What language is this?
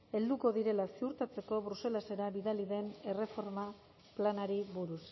Basque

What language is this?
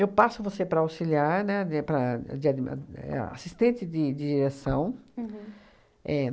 Portuguese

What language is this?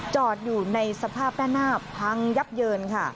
Thai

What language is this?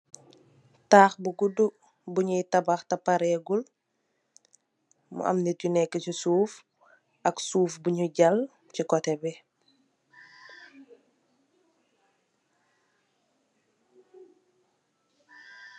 Wolof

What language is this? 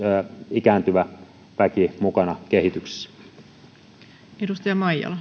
Finnish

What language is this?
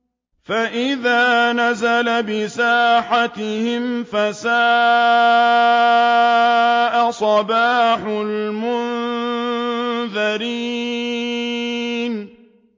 Arabic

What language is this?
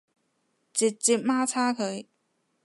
Cantonese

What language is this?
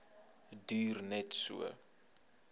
Afrikaans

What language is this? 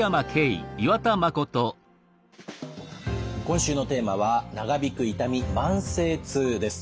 Japanese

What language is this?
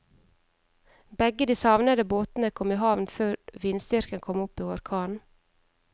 Norwegian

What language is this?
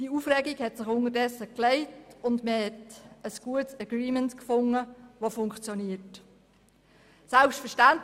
Swiss German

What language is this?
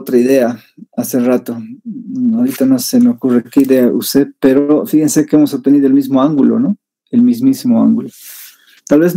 Spanish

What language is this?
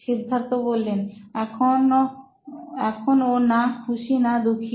Bangla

